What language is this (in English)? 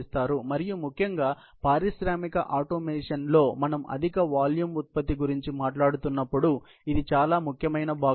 Telugu